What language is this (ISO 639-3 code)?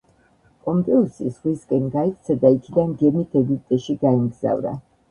kat